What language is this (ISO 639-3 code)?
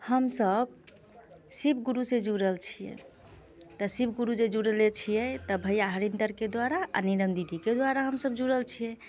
mai